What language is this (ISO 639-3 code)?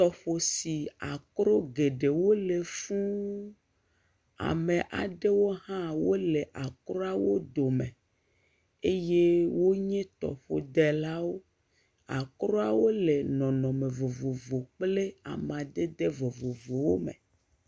ewe